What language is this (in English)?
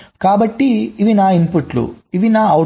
Telugu